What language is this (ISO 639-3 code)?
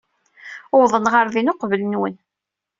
kab